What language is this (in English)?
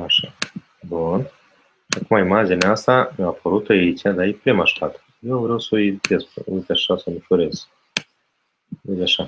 Romanian